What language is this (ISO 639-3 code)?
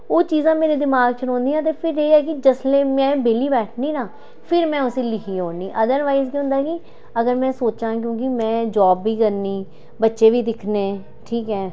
doi